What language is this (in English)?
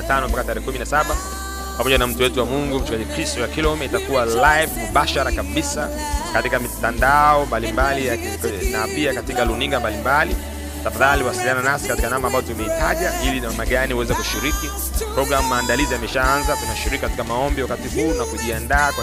Swahili